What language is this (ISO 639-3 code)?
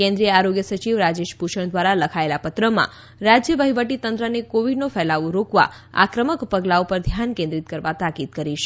guj